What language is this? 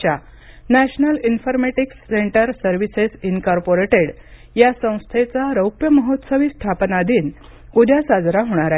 Marathi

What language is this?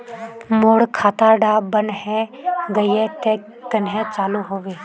Magahi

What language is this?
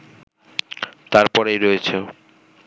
Bangla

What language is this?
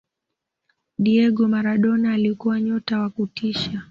Swahili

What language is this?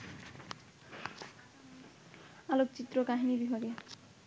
Bangla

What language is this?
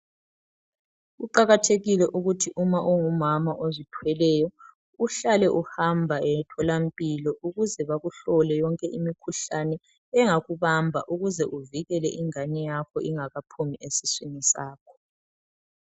North Ndebele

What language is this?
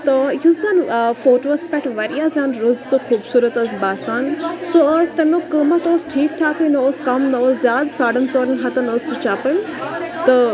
Kashmiri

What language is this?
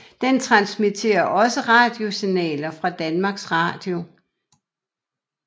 Danish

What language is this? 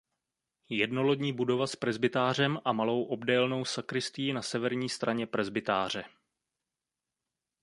Czech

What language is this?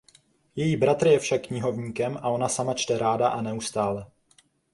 Czech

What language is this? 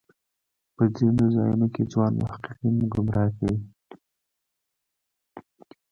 Pashto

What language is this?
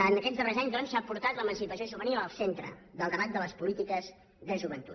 Catalan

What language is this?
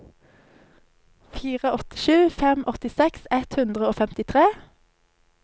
Norwegian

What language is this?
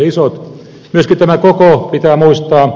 Finnish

